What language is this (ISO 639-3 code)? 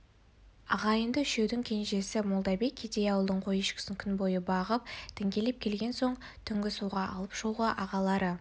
kaz